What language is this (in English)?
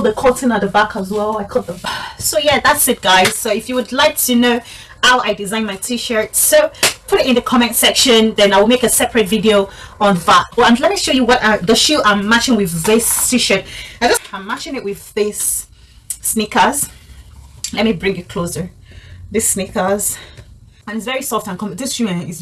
English